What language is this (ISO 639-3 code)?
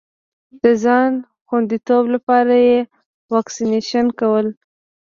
pus